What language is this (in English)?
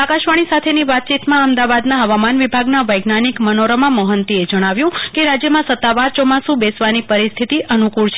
Gujarati